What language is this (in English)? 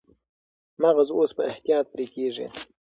Pashto